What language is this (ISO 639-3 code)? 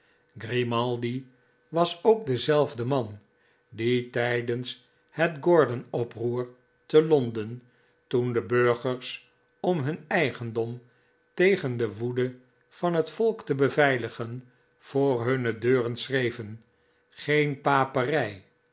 nld